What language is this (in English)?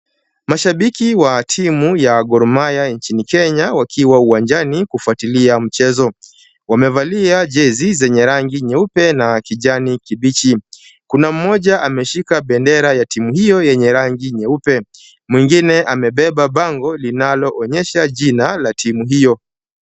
Swahili